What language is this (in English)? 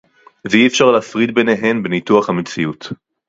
Hebrew